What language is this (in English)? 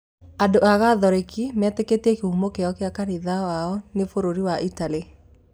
Kikuyu